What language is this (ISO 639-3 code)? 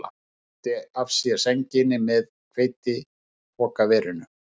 isl